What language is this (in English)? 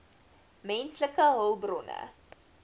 Afrikaans